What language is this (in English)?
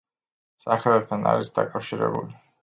Georgian